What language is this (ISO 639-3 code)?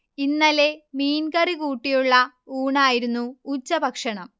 mal